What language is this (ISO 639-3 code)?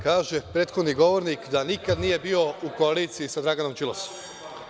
srp